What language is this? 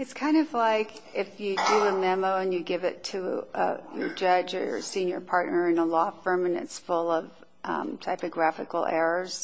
English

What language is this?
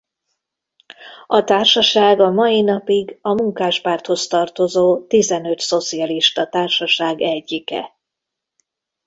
Hungarian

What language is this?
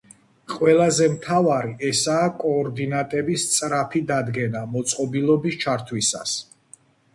Georgian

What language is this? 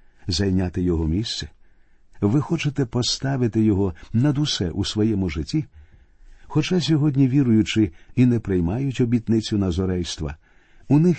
Ukrainian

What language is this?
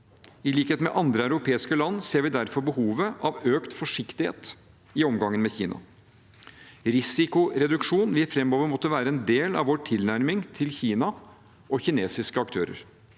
Norwegian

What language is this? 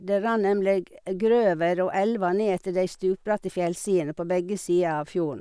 Norwegian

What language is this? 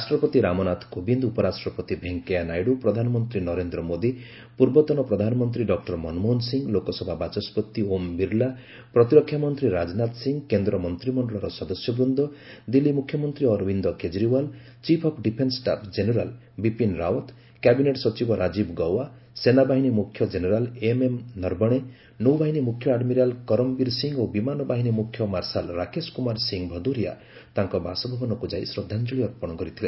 Odia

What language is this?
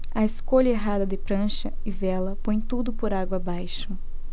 Portuguese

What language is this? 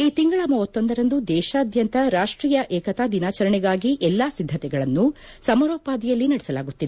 Kannada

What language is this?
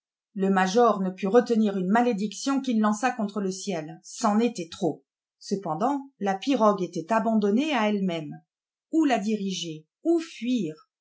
French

